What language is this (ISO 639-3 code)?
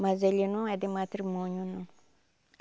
por